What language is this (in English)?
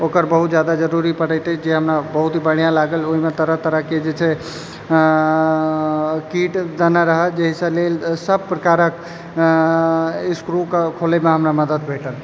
Maithili